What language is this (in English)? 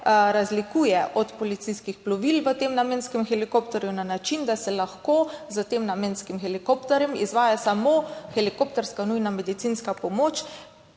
Slovenian